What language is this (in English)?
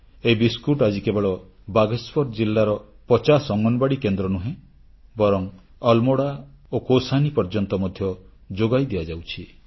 Odia